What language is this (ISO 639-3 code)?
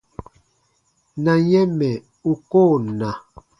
bba